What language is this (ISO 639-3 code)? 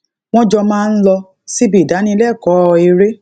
yor